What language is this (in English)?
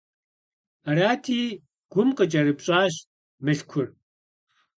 Kabardian